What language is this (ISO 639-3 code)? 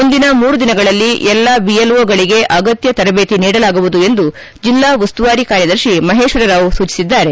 kan